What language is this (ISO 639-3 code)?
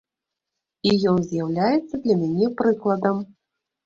bel